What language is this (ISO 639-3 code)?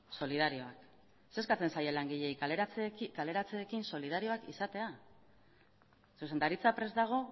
eus